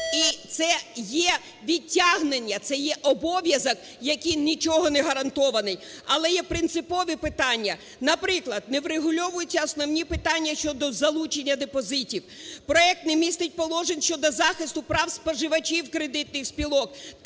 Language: Ukrainian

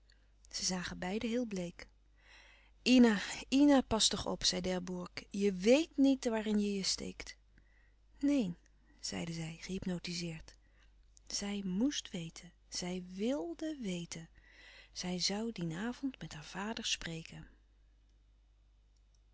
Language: Dutch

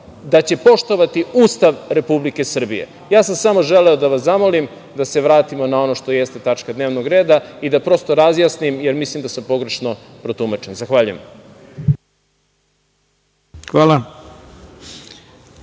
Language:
Serbian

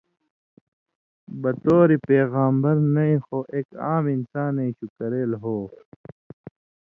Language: Indus Kohistani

